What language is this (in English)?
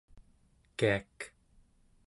Central Yupik